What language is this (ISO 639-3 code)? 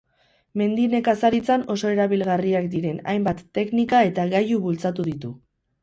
eus